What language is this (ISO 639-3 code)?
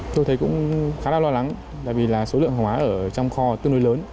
vie